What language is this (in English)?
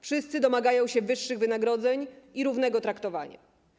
Polish